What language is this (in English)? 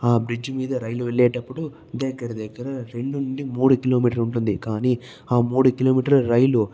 Telugu